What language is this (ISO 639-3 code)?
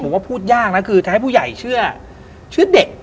tha